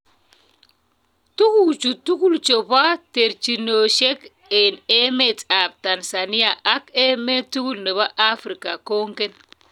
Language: Kalenjin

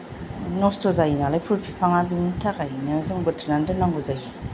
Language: Bodo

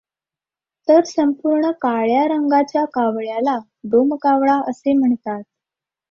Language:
Marathi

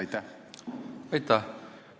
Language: Estonian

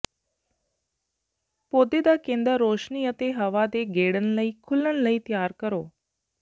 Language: Punjabi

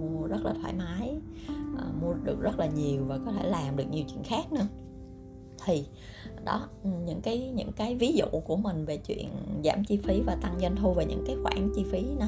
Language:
Vietnamese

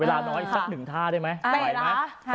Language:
Thai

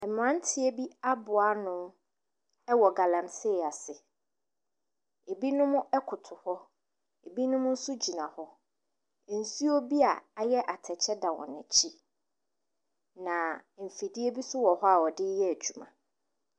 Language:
Akan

